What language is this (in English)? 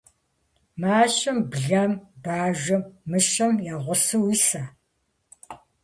Kabardian